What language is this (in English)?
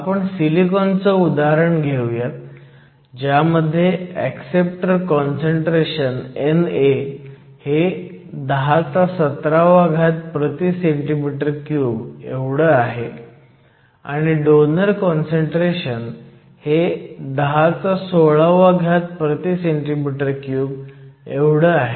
Marathi